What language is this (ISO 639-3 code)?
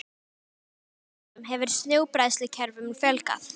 isl